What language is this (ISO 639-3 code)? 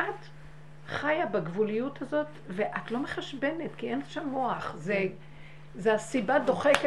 heb